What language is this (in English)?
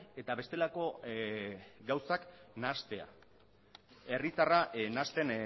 Basque